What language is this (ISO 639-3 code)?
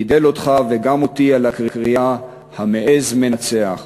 heb